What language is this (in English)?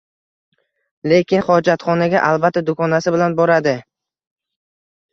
Uzbek